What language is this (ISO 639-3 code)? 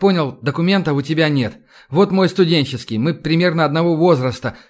rus